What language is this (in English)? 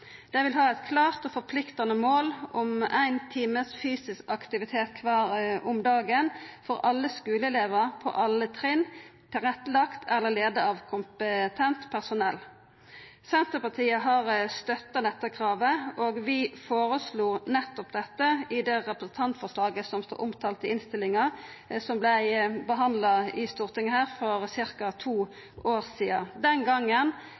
Norwegian Nynorsk